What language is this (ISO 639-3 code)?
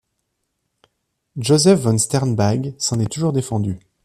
fra